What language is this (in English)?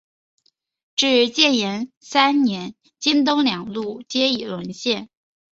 Chinese